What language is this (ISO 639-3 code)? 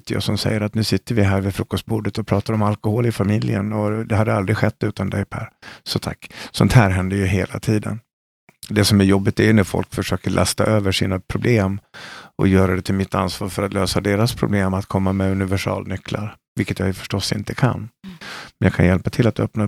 swe